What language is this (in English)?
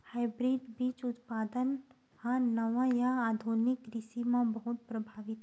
Chhattisgarhi